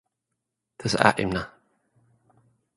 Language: Tigrinya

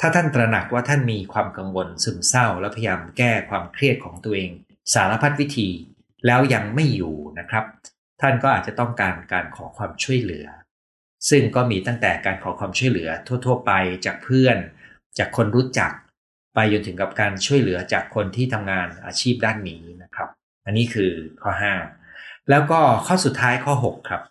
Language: Thai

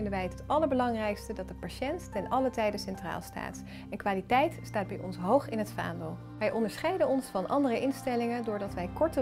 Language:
Dutch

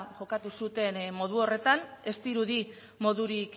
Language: Basque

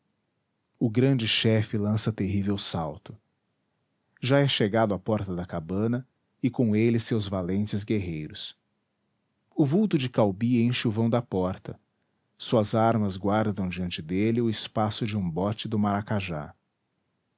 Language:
Portuguese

